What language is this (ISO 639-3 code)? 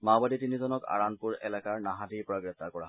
asm